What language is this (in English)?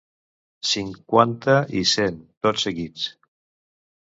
Catalan